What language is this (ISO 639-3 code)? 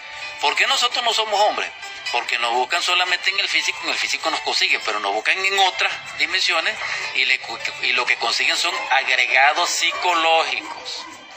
spa